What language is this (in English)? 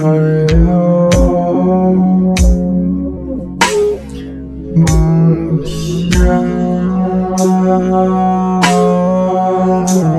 Arabic